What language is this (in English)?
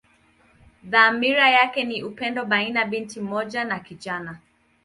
Swahili